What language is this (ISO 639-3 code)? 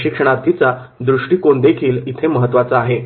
mar